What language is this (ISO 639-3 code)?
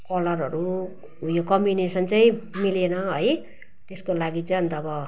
nep